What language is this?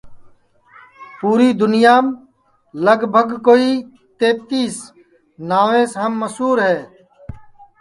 Sansi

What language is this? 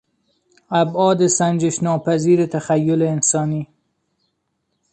Persian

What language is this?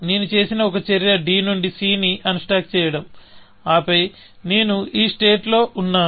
Telugu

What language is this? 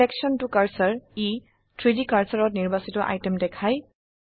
Assamese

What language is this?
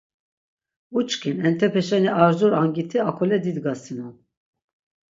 Laz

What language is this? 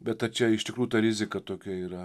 Lithuanian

